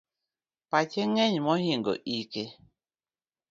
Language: Luo (Kenya and Tanzania)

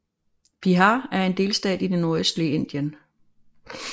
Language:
Danish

